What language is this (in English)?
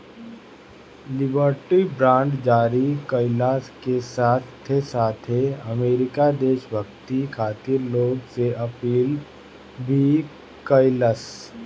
Bhojpuri